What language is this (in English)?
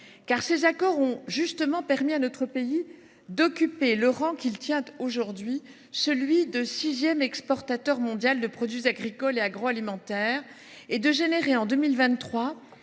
French